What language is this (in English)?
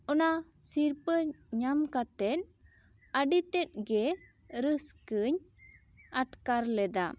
Santali